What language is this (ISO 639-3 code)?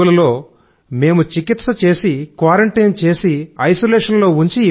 tel